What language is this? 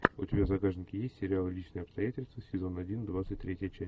Russian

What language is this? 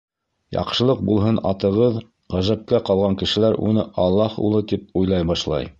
Bashkir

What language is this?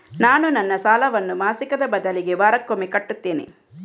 Kannada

